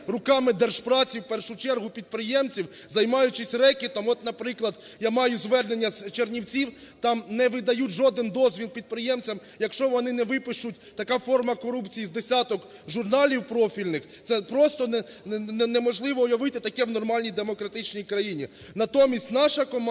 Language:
Ukrainian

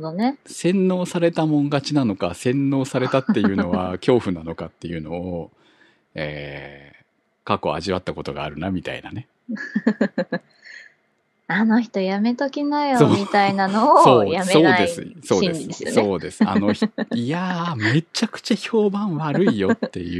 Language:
Japanese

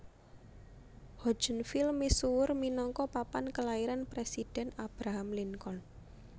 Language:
Javanese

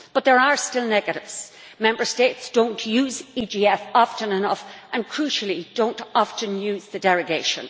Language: English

